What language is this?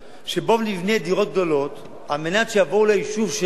Hebrew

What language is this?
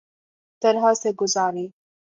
Urdu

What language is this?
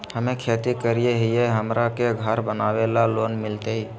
Magahi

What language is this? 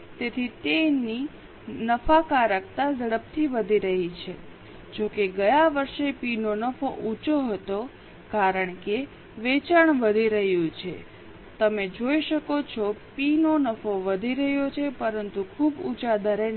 Gujarati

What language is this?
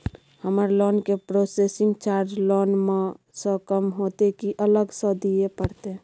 Maithili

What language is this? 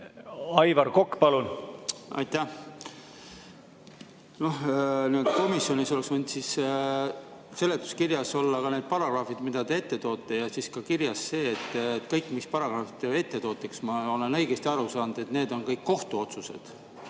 Estonian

